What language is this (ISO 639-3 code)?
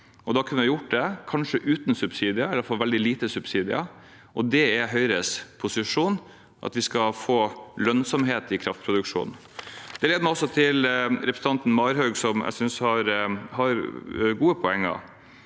nor